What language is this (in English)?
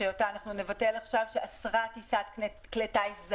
Hebrew